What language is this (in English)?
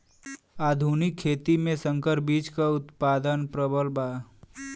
Bhojpuri